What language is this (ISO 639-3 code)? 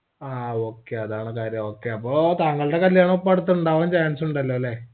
mal